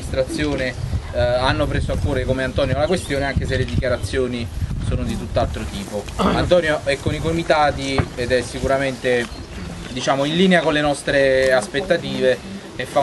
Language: Italian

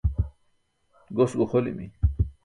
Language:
Burushaski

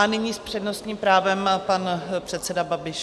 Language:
Czech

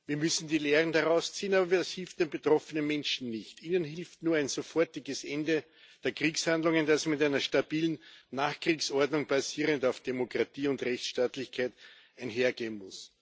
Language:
German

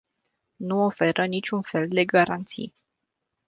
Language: Romanian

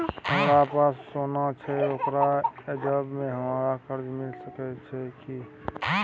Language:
Maithili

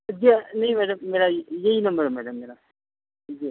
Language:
Urdu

